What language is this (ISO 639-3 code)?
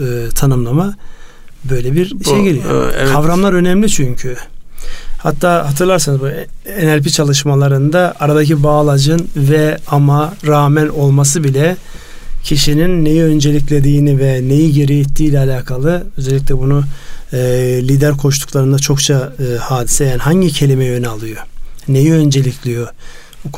tur